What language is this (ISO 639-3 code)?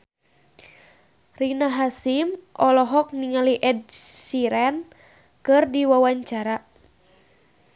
sun